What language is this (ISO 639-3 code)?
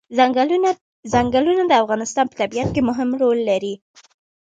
pus